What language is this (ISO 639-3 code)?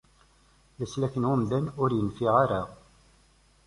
kab